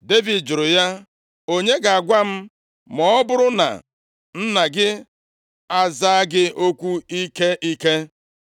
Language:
Igbo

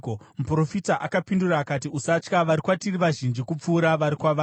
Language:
Shona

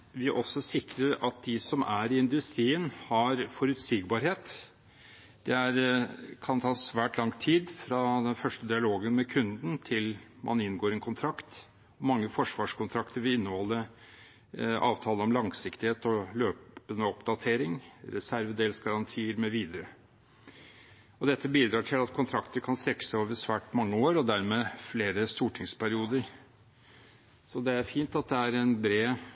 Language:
Norwegian Bokmål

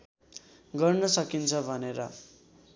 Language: Nepali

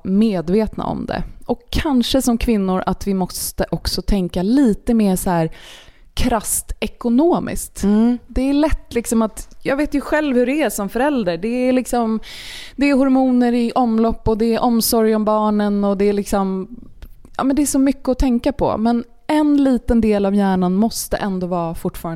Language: Swedish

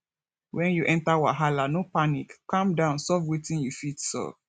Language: Nigerian Pidgin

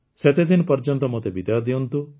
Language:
Odia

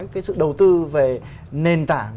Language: Vietnamese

